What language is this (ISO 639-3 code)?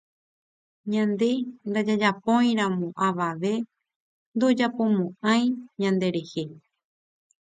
grn